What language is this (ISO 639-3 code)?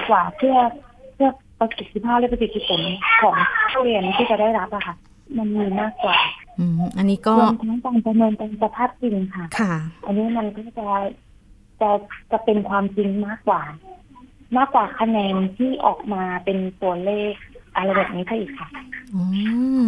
tha